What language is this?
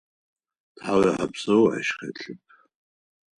Adyghe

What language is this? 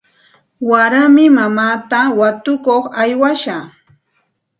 Santa Ana de Tusi Pasco Quechua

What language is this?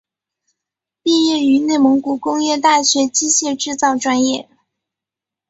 Chinese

